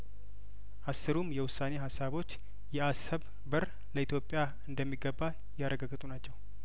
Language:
Amharic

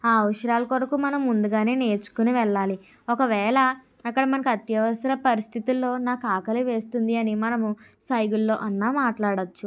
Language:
Telugu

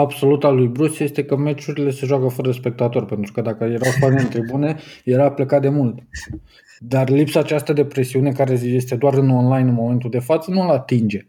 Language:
Romanian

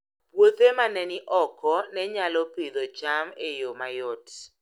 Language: Luo (Kenya and Tanzania)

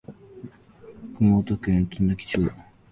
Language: Japanese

